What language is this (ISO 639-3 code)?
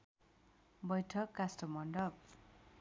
nep